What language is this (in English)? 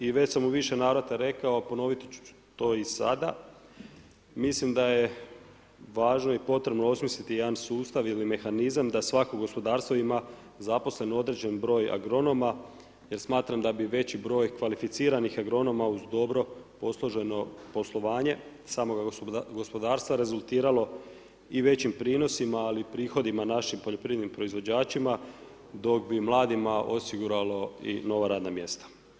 Croatian